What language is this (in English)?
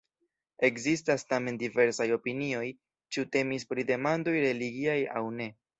Esperanto